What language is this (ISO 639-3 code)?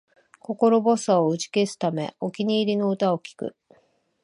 jpn